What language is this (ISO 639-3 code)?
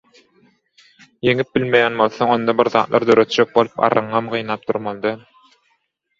tuk